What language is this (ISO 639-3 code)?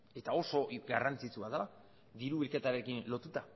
eus